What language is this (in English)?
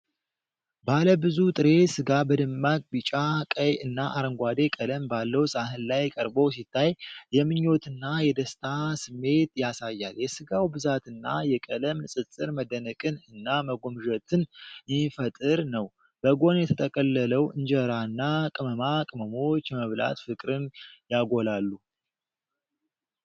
Amharic